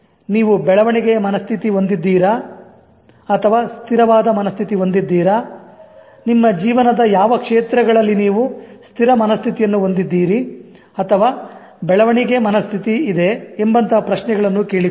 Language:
Kannada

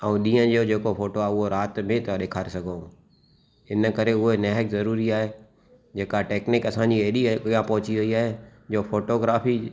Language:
Sindhi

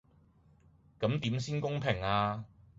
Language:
Cantonese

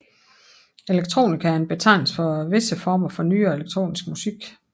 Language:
Danish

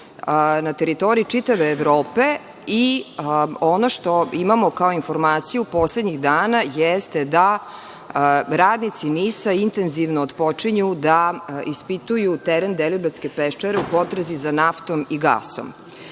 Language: Serbian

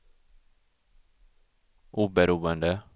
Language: Swedish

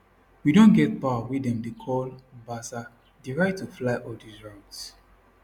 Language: Nigerian Pidgin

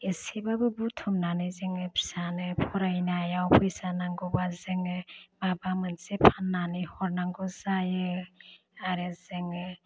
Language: Bodo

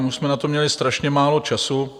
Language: Czech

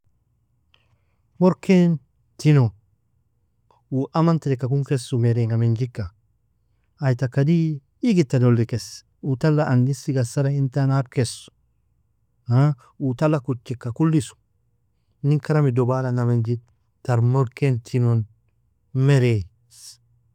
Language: Nobiin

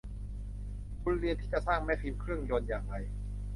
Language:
Thai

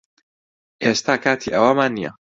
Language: Central Kurdish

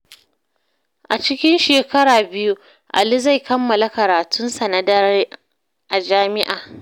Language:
Hausa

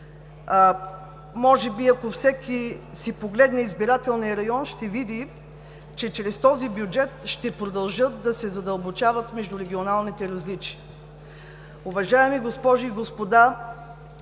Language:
Bulgarian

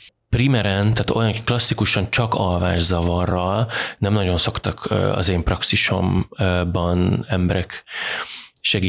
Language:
Hungarian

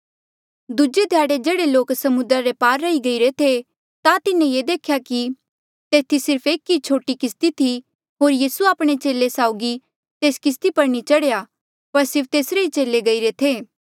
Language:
Mandeali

